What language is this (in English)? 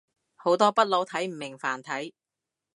Cantonese